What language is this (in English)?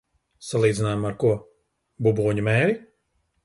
Latvian